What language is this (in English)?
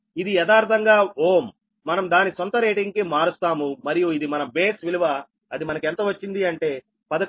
Telugu